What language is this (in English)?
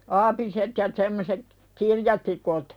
Finnish